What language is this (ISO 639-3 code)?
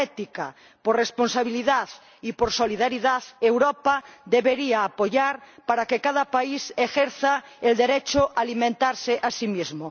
spa